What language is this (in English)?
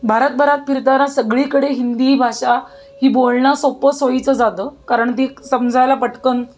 Marathi